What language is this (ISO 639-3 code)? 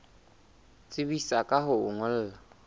sot